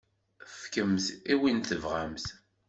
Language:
Kabyle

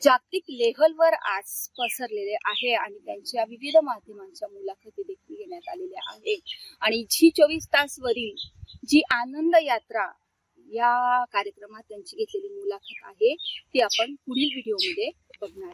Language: Hindi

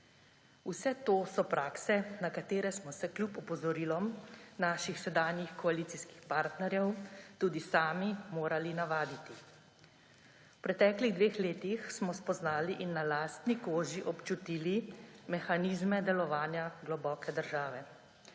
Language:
Slovenian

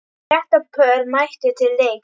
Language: Icelandic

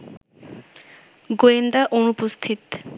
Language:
Bangla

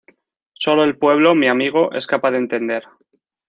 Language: Spanish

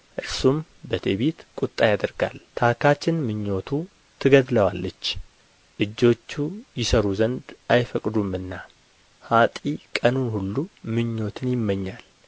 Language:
Amharic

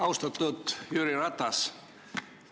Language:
Estonian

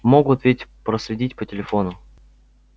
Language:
Russian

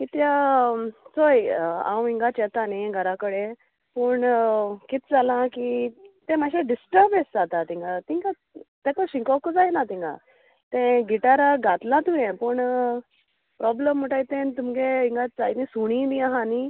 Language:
Konkani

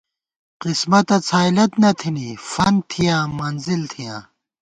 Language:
Gawar-Bati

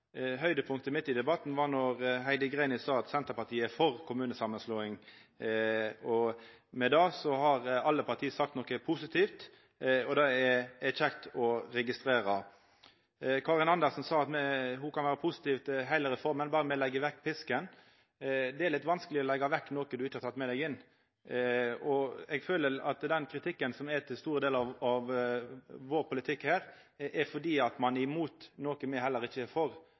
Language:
Norwegian Nynorsk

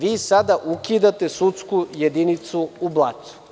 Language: Serbian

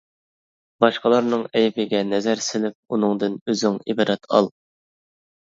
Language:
Uyghur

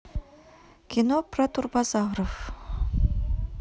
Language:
Russian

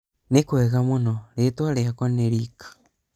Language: Kikuyu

